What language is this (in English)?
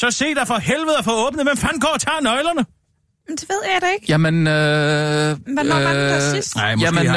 Danish